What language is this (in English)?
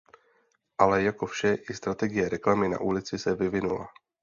Czech